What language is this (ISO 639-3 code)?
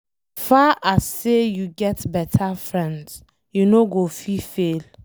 pcm